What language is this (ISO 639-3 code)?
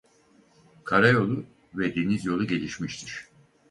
tur